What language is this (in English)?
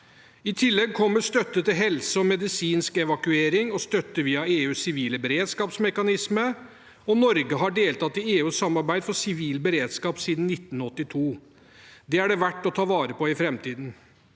Norwegian